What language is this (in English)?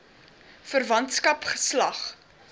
Afrikaans